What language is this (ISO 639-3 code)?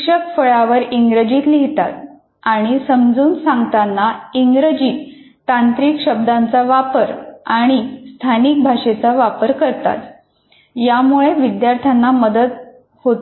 mar